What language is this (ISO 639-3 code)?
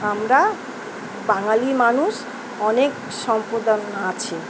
ben